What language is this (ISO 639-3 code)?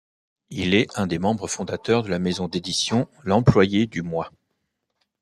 fra